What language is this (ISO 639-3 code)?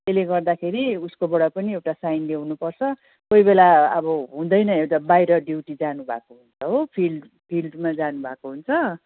nep